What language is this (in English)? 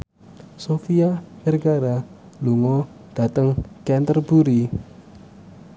Javanese